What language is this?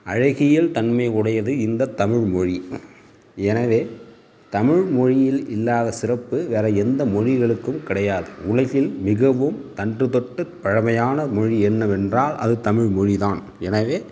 Tamil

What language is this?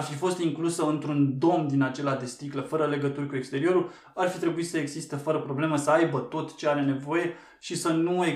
Romanian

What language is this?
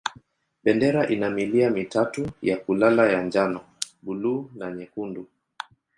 Swahili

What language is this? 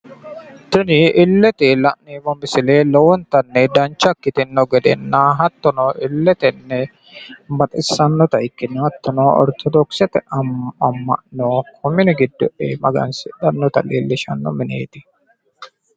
Sidamo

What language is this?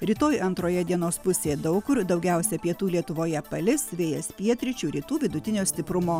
Lithuanian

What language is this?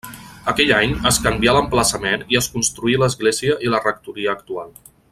Catalan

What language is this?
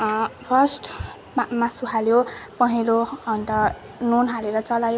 Nepali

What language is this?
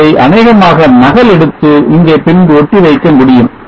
Tamil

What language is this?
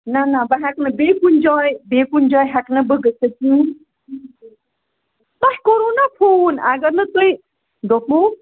Kashmiri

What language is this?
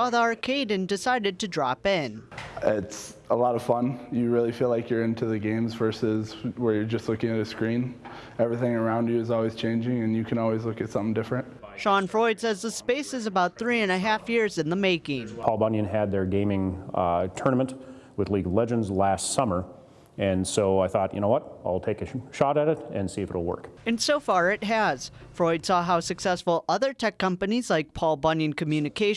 English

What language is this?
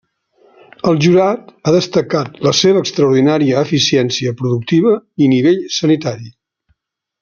Catalan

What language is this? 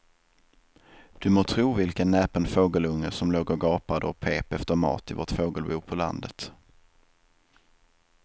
Swedish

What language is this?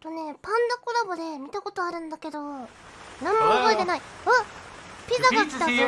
Japanese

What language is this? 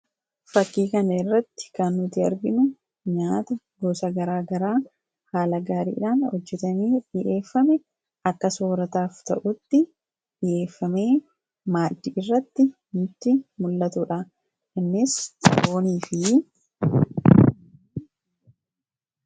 Oromo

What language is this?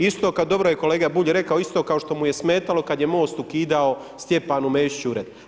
Croatian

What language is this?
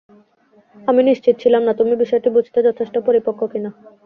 Bangla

